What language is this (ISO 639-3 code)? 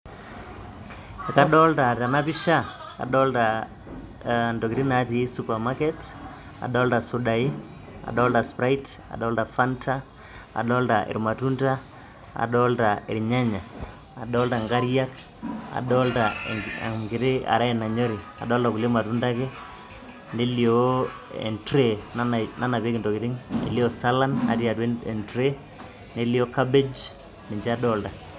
mas